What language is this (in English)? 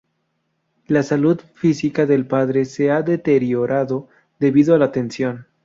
Spanish